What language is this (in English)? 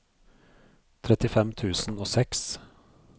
Norwegian